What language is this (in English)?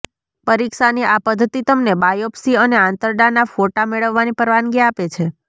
Gujarati